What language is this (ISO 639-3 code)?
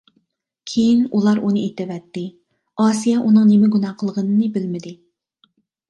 uig